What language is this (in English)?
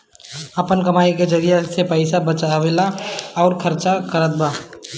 Bhojpuri